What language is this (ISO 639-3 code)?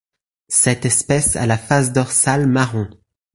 fra